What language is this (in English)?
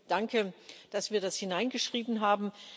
German